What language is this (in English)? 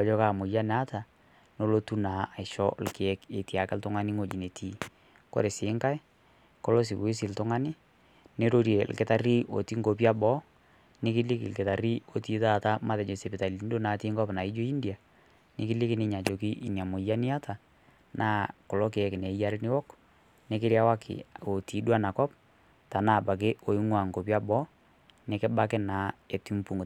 Masai